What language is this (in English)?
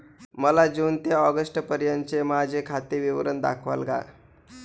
Marathi